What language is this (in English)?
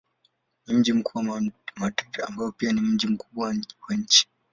Swahili